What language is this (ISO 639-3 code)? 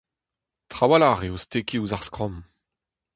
bre